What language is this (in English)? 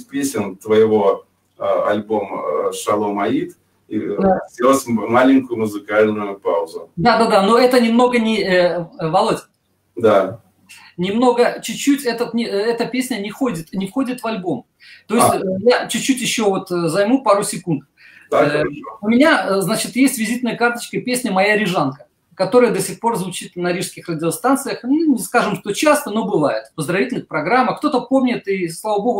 Russian